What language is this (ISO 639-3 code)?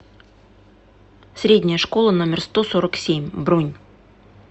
rus